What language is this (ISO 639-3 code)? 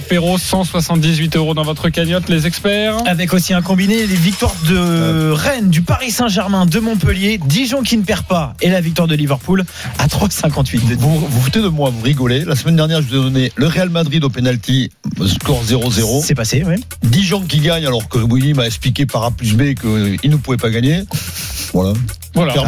fra